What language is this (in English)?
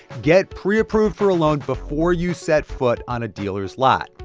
English